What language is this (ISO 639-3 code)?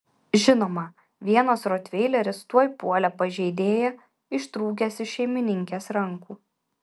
lit